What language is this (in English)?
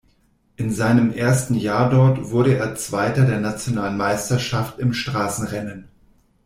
German